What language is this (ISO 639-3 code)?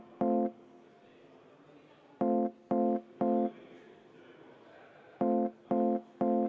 est